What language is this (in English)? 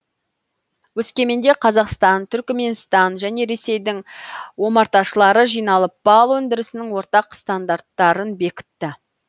Kazakh